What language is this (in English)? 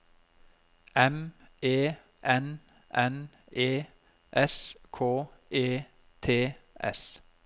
Norwegian